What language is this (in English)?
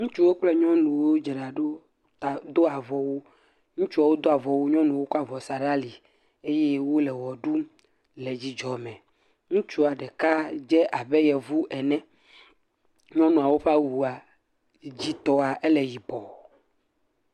Ewe